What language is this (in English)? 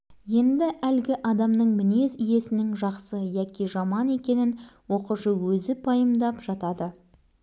Kazakh